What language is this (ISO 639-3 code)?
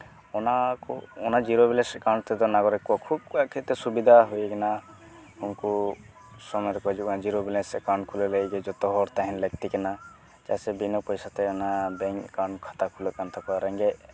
sat